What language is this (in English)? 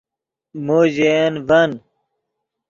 Yidgha